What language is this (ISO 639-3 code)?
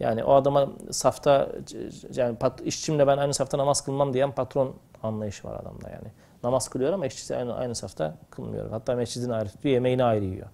tur